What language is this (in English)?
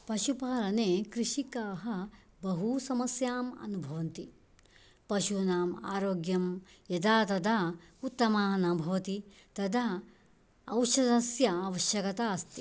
Sanskrit